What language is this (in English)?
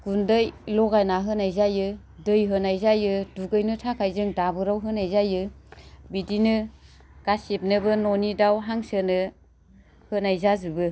Bodo